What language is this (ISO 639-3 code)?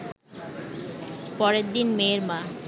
ben